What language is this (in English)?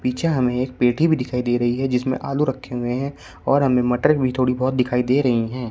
Hindi